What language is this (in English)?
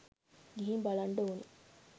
Sinhala